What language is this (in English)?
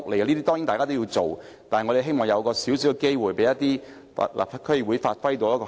Cantonese